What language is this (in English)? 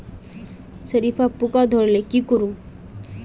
Magahi